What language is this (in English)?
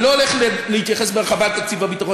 Hebrew